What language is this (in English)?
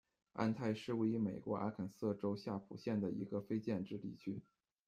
Chinese